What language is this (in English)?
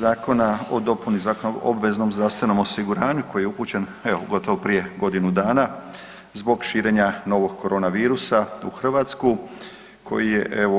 Croatian